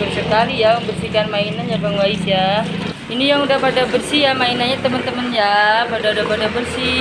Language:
Indonesian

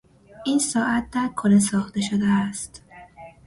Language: Persian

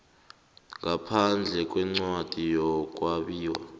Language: South Ndebele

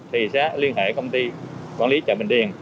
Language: Vietnamese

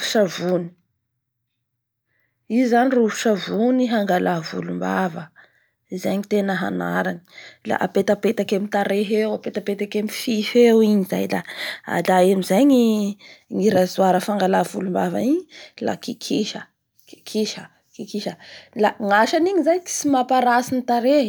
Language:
Bara Malagasy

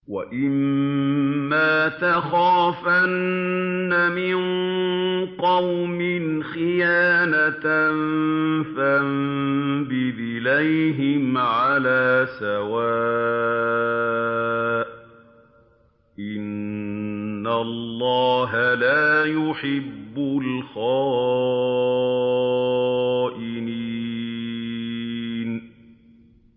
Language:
Arabic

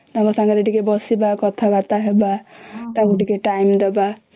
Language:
Odia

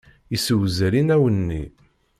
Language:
Kabyle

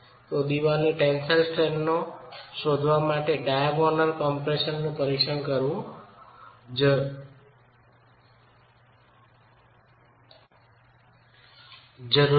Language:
Gujarati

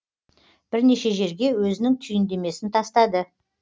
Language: Kazakh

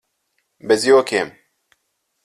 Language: Latvian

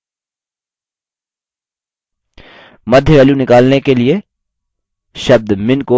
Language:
Hindi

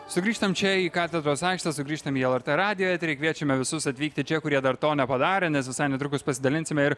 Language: Lithuanian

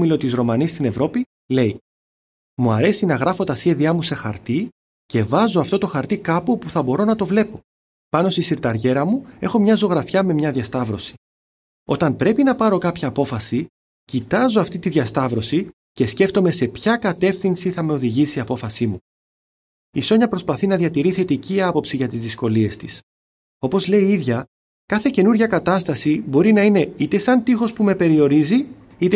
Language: Greek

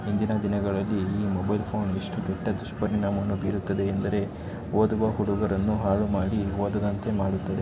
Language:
Kannada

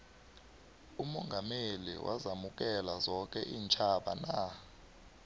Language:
South Ndebele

